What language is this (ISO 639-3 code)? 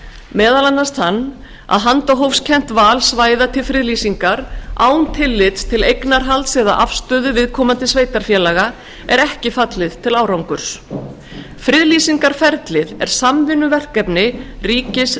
isl